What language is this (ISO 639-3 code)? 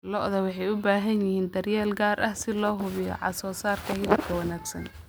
som